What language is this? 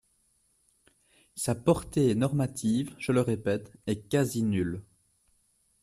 French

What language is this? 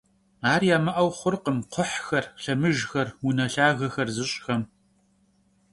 Kabardian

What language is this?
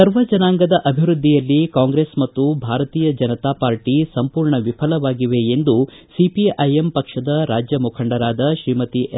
Kannada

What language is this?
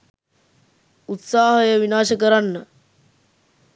Sinhala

